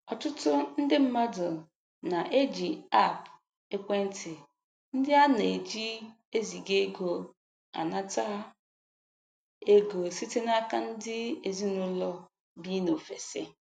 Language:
Igbo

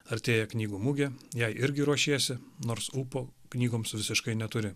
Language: Lithuanian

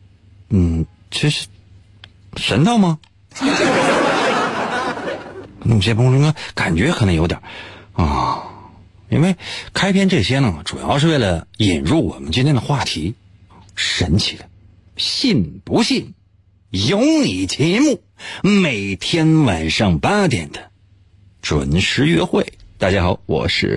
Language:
Chinese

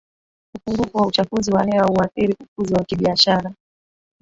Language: Swahili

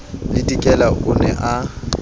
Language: Southern Sotho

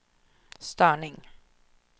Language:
Swedish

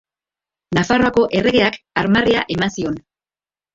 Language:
Basque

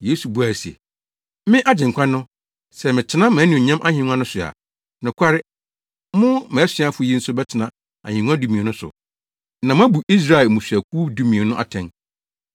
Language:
Akan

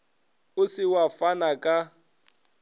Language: Northern Sotho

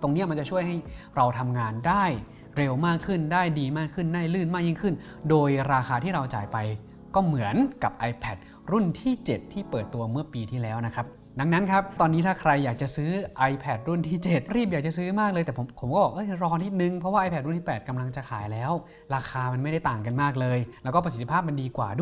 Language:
Thai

